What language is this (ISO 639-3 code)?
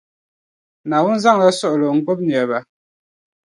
dag